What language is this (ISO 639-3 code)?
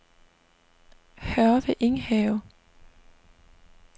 dan